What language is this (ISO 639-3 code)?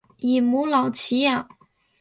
zho